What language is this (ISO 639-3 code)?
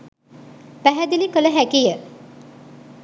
sin